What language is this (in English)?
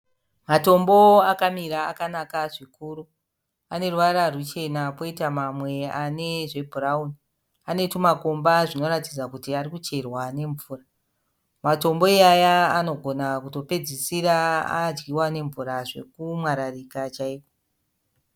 Shona